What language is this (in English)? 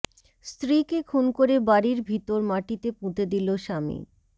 Bangla